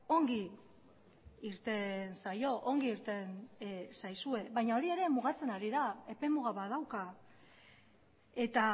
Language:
Basque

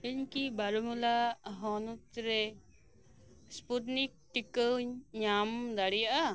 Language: Santali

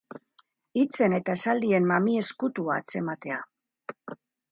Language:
Basque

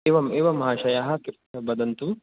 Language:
Sanskrit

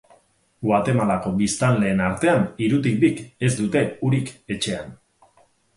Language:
Basque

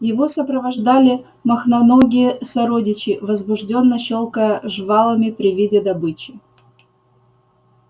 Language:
Russian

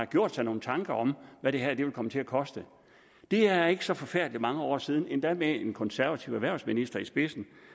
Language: Danish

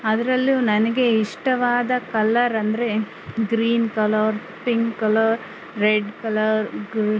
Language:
Kannada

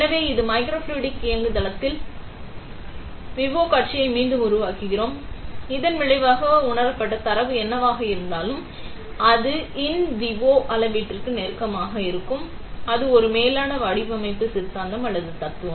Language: Tamil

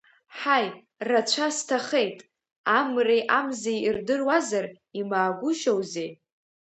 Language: Abkhazian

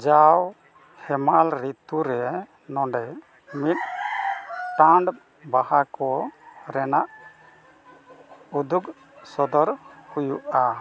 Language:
Santali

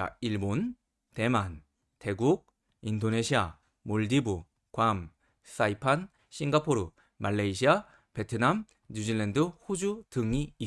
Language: Korean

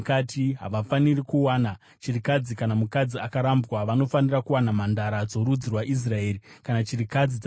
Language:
Shona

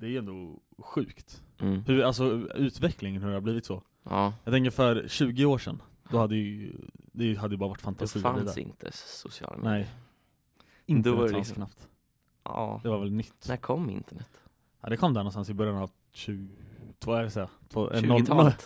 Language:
Swedish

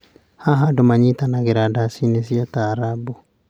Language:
Kikuyu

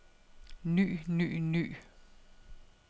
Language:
Danish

